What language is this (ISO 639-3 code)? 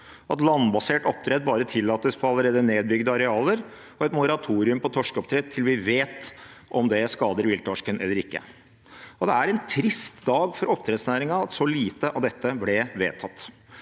nor